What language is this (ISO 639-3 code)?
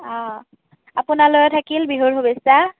asm